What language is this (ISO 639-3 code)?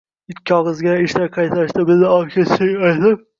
uzb